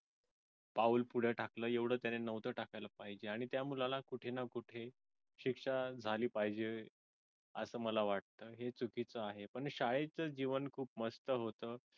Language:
Marathi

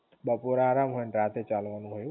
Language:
Gujarati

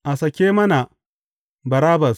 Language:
Hausa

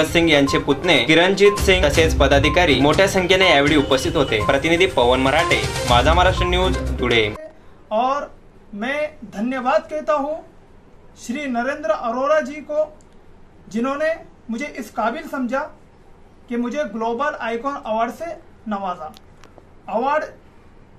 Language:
Hindi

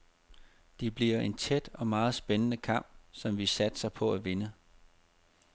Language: Danish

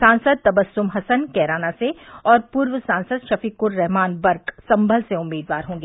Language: Hindi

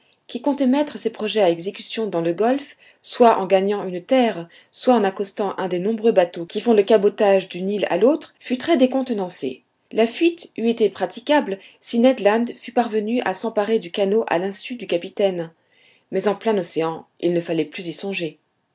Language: French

